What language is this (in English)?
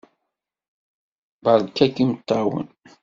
Kabyle